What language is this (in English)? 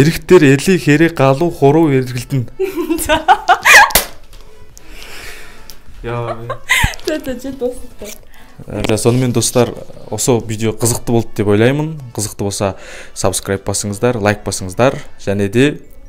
Turkish